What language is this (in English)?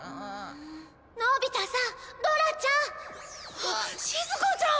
Japanese